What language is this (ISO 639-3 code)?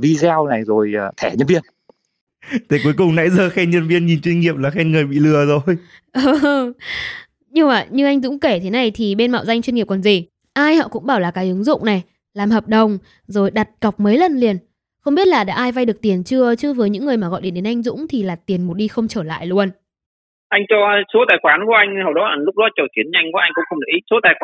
vie